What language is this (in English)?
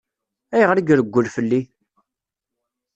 Kabyle